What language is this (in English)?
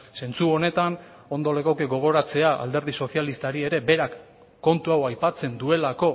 Basque